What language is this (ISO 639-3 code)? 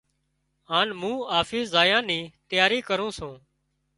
kxp